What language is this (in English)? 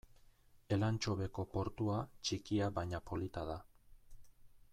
Basque